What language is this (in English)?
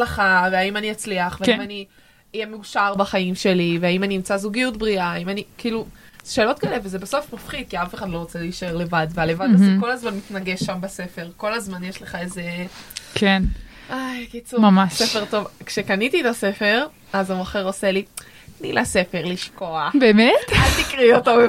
Hebrew